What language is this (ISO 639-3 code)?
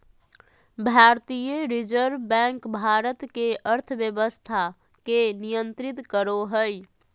mag